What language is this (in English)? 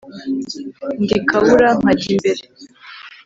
Kinyarwanda